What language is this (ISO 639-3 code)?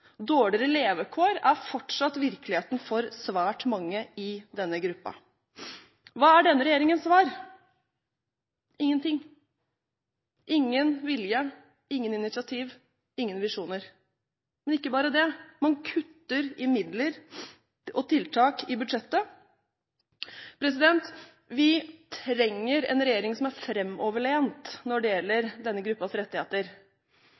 nob